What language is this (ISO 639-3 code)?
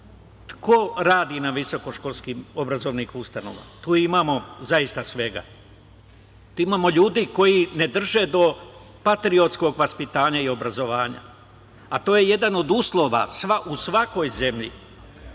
srp